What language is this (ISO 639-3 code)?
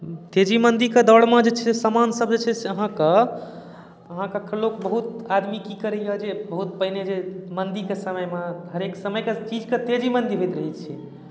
mai